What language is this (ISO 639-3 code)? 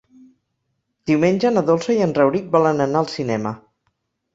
cat